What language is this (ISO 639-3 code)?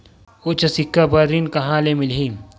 hne